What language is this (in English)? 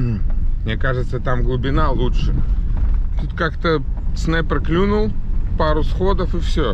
Russian